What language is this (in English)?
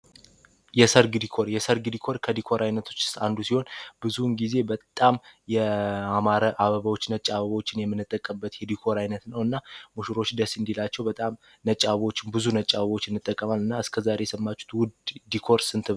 Amharic